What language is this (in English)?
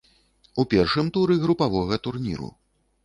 Belarusian